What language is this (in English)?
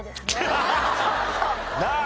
Japanese